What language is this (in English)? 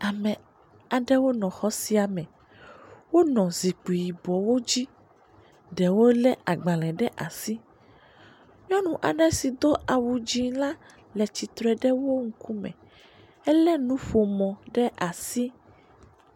Ewe